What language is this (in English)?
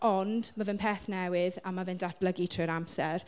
Welsh